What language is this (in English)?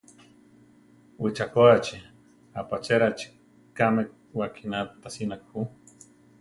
Central Tarahumara